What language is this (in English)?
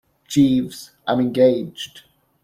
English